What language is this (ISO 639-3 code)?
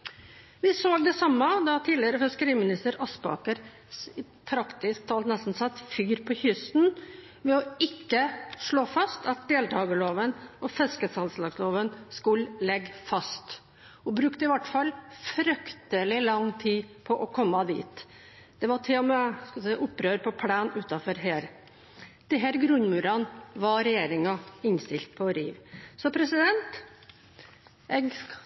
nob